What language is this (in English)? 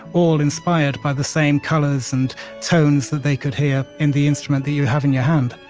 English